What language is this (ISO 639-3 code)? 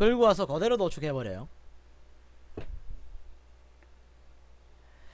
kor